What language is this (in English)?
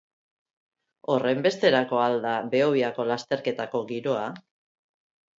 Basque